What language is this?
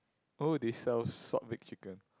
English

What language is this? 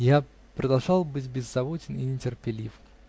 Russian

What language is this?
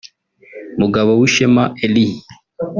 Kinyarwanda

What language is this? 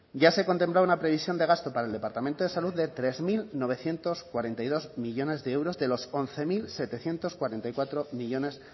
Spanish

